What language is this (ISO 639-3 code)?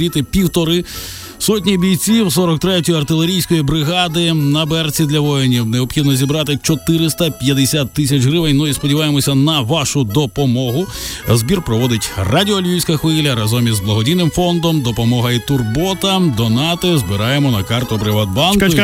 ukr